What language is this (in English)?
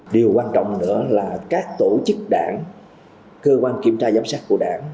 Vietnamese